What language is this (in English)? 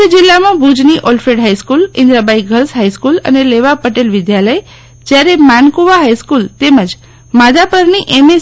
Gujarati